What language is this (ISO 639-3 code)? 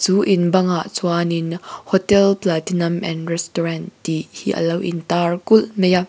lus